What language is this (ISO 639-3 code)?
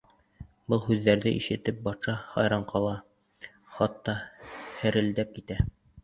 bak